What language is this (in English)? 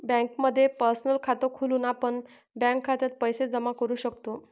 Marathi